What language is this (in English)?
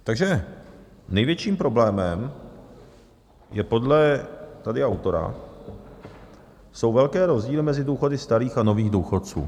Czech